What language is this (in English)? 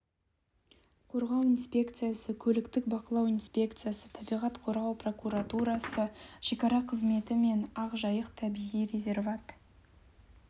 Kazakh